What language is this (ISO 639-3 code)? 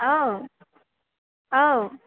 brx